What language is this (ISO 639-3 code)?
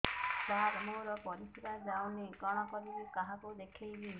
ori